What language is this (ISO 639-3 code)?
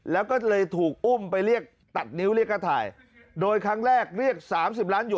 tha